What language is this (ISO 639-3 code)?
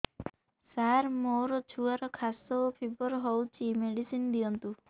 ori